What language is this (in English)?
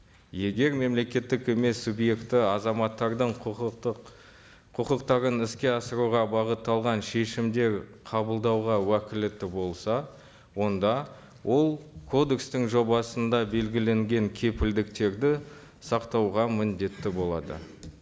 Kazakh